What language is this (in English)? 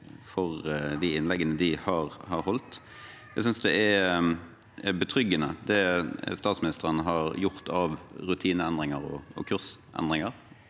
Norwegian